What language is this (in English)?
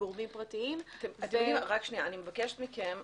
Hebrew